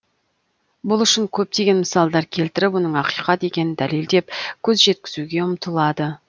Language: Kazakh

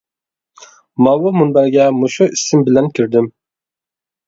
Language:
Uyghur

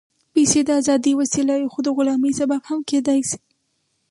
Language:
Pashto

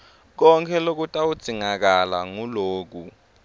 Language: Swati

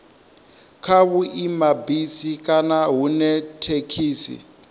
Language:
Venda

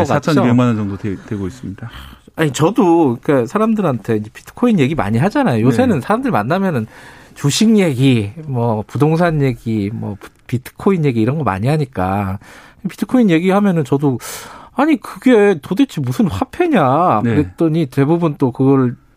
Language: Korean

